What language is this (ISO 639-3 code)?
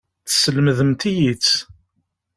kab